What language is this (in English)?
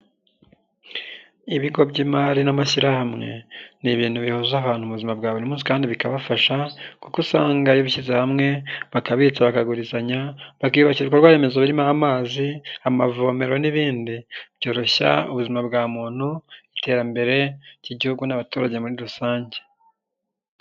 Kinyarwanda